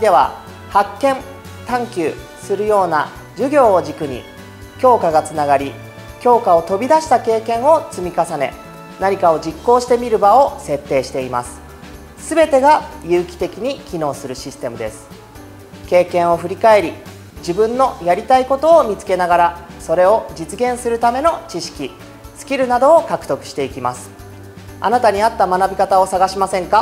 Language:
Japanese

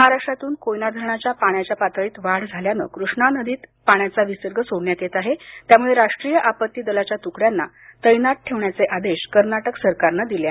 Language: Marathi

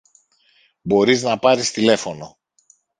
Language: Greek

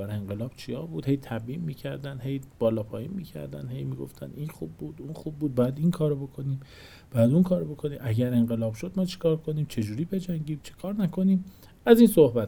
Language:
Persian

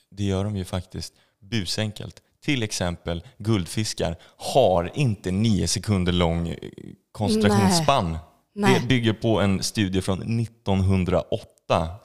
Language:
Swedish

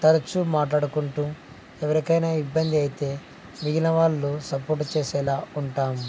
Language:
Telugu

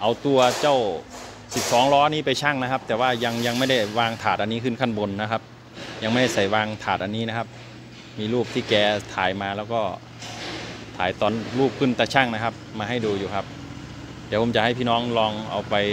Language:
Thai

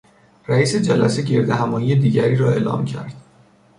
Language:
Persian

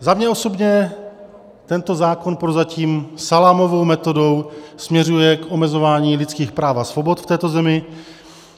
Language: Czech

